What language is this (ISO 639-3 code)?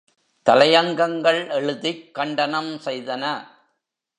tam